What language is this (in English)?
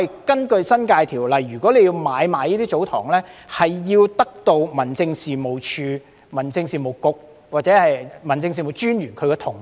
Cantonese